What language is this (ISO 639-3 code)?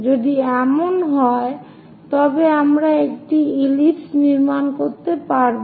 ben